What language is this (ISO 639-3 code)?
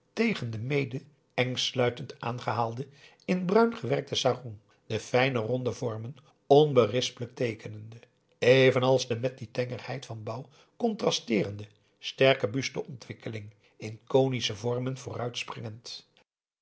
nld